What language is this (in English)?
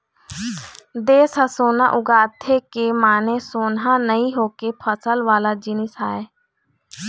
Chhattisgarhi